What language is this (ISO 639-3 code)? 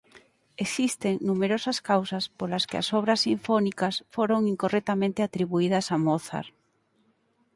glg